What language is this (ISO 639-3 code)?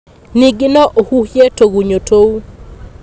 kik